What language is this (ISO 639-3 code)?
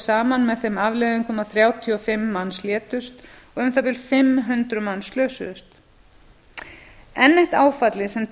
isl